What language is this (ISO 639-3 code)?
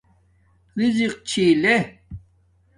dmk